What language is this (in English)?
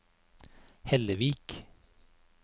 Norwegian